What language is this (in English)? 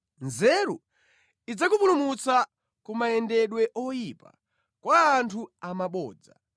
Nyanja